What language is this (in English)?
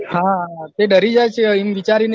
Gujarati